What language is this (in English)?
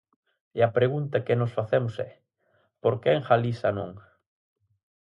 Galician